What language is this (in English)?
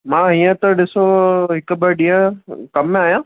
Sindhi